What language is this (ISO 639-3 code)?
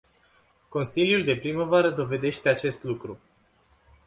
ron